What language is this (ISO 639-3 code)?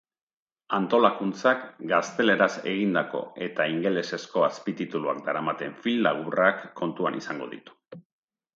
eus